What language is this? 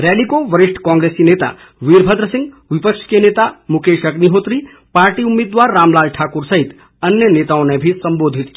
Hindi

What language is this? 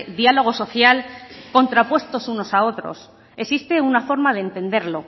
Spanish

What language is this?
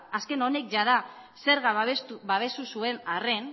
Basque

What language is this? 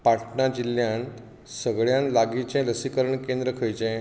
Konkani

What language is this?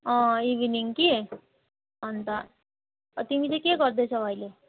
Nepali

